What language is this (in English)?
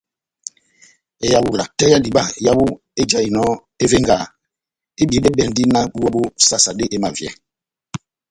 Batanga